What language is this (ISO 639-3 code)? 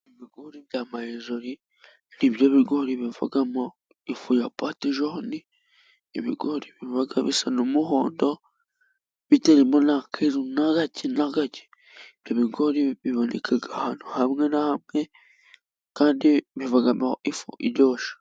kin